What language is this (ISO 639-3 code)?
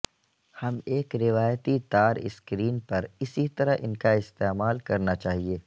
urd